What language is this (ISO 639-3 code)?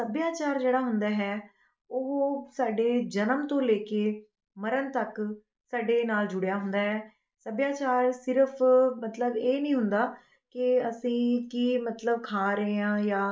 pan